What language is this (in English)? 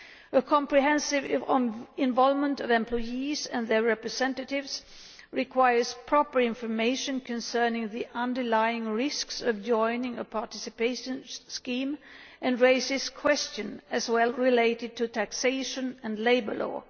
English